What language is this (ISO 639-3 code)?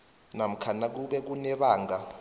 nbl